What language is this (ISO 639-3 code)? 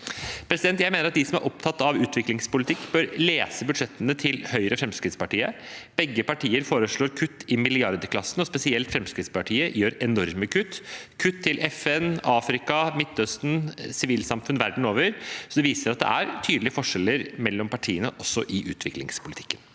nor